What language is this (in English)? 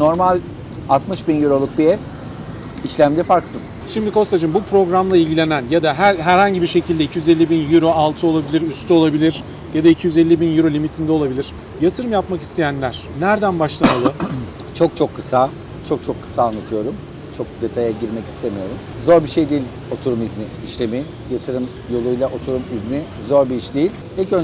Turkish